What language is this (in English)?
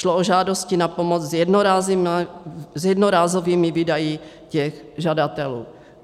Czech